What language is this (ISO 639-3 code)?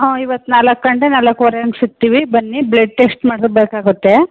kan